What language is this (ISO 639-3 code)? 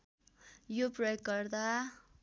nep